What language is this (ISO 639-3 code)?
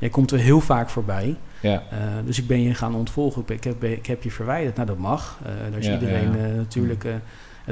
nld